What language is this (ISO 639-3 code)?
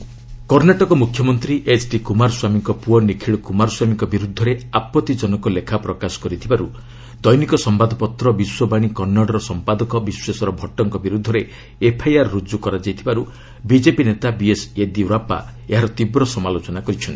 ori